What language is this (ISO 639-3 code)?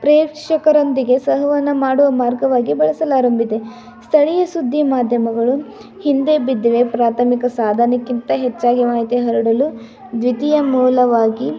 kan